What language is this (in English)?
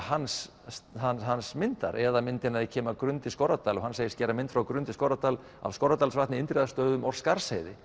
Icelandic